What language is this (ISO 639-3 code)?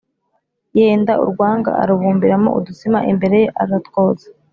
kin